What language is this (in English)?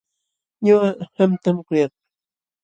Jauja Wanca Quechua